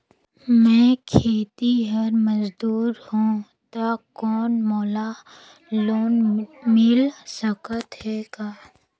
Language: Chhattisgarhi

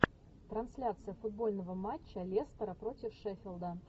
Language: Russian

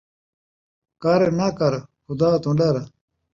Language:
Saraiki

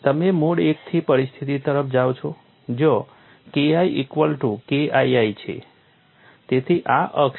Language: Gujarati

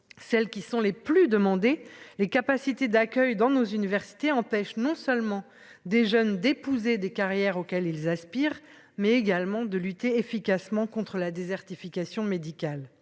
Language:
French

